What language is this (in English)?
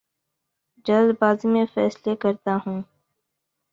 Urdu